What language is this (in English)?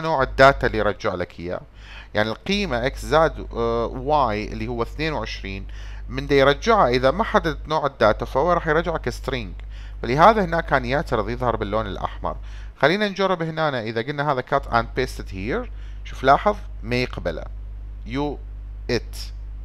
Arabic